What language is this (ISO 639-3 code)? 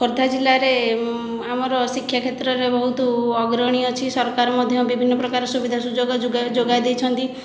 ori